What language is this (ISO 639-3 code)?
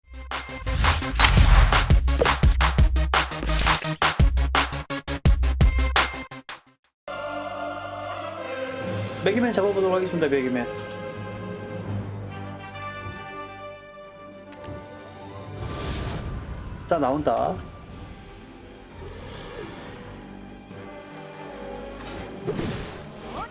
kor